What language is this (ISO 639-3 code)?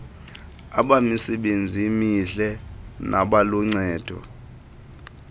xho